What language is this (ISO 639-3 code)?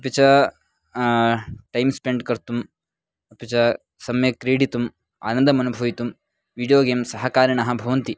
san